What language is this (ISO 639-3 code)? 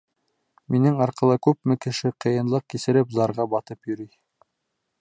bak